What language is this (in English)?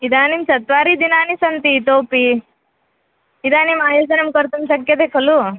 Sanskrit